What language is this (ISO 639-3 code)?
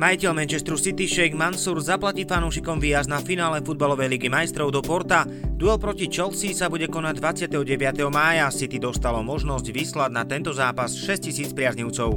slk